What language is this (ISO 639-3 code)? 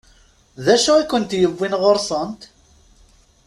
kab